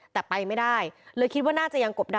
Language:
Thai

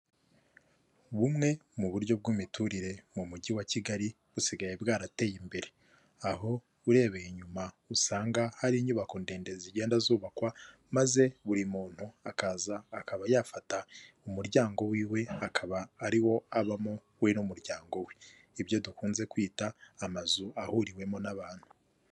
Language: Kinyarwanda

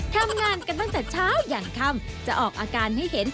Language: Thai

